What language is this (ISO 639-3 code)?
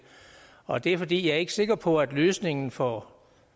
dan